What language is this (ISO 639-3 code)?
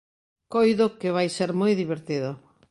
glg